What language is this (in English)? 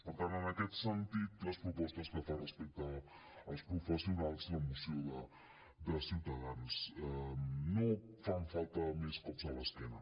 Catalan